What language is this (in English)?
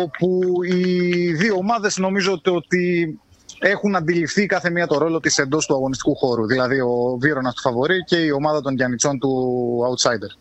Greek